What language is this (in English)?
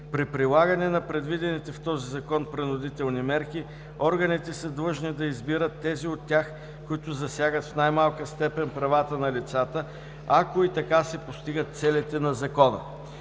Bulgarian